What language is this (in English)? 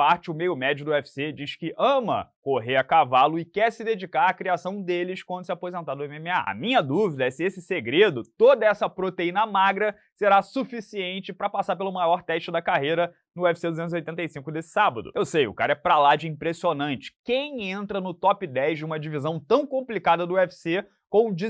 Portuguese